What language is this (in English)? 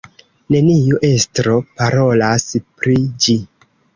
Esperanto